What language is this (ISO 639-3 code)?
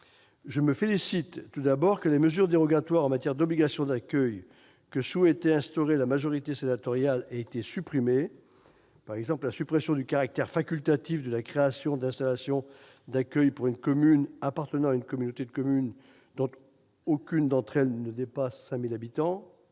fra